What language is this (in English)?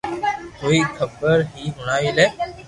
Loarki